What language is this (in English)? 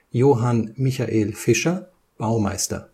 German